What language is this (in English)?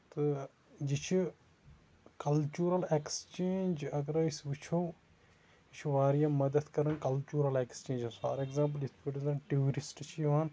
Kashmiri